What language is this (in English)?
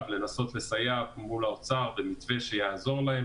Hebrew